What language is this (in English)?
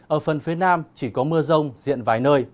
Vietnamese